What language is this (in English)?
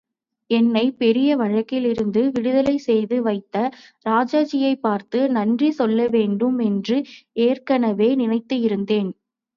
Tamil